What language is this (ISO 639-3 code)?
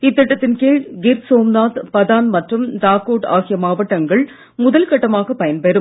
tam